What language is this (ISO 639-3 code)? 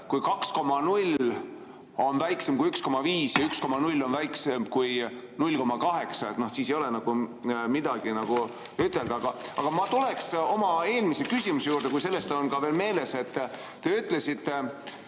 est